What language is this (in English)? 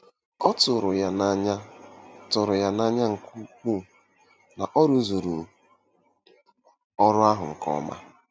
Igbo